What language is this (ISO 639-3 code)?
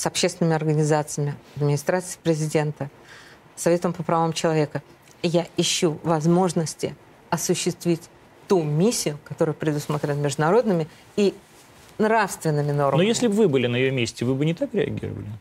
rus